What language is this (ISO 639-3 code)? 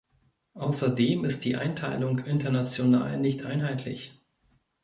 deu